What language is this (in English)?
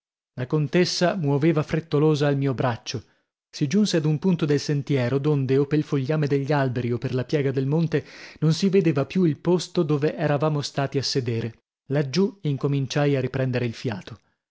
Italian